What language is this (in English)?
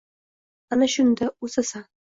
Uzbek